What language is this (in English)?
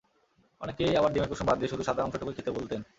Bangla